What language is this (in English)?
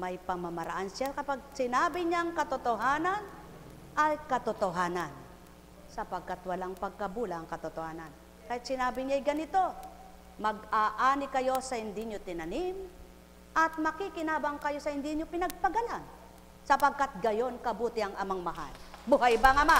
Filipino